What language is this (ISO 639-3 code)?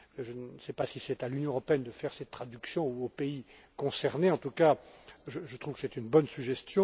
fra